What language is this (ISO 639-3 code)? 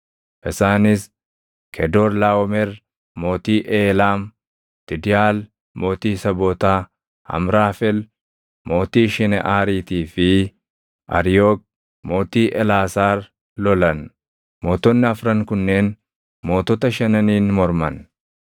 orm